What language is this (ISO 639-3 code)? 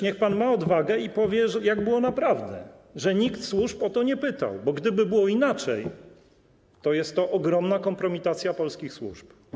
pol